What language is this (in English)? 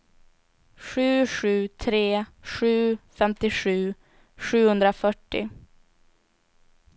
Swedish